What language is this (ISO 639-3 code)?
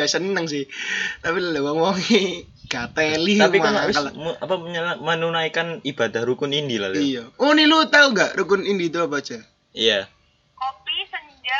ind